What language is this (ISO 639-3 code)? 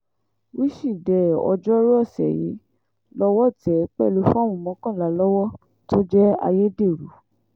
yor